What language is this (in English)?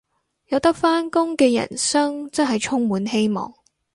Cantonese